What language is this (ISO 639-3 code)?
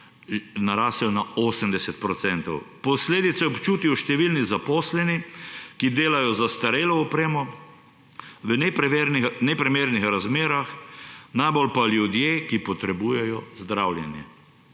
slv